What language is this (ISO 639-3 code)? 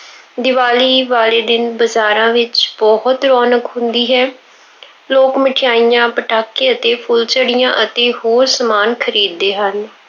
pan